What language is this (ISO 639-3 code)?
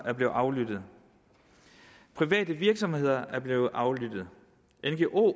dan